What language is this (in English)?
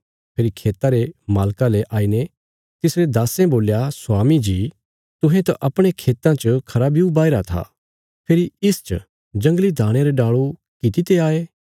Bilaspuri